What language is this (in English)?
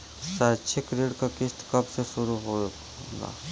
Bhojpuri